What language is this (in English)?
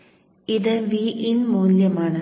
Malayalam